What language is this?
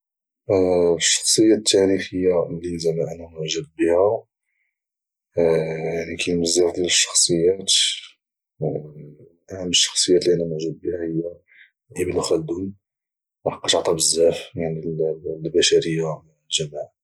Moroccan Arabic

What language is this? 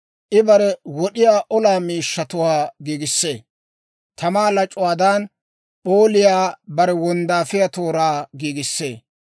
Dawro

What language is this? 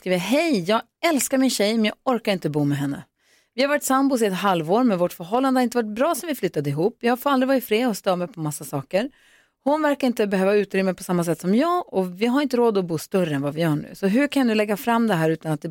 Swedish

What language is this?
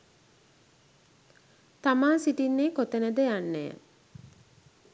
Sinhala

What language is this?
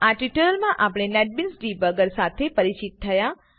Gujarati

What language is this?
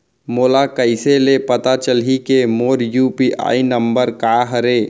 Chhattisgarhi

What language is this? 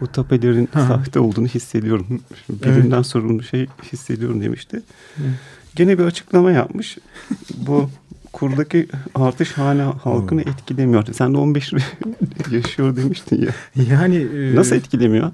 Turkish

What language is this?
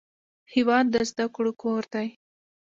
Pashto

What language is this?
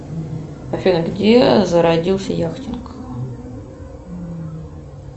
Russian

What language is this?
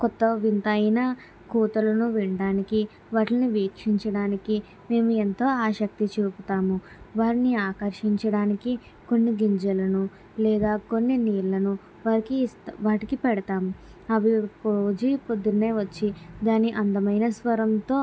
Telugu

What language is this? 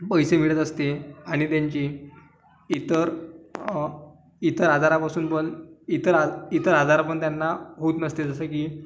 Marathi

